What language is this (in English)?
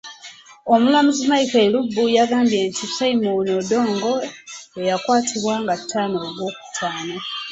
Ganda